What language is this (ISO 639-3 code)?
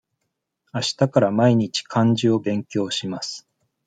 jpn